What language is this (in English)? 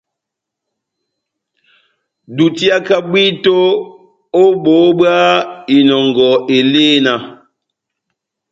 Batanga